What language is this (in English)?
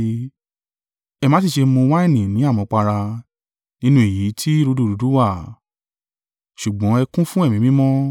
Yoruba